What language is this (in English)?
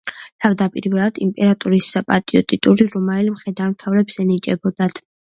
Georgian